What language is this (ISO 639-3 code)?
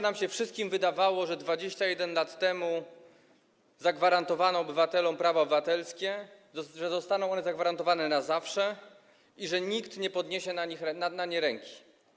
pol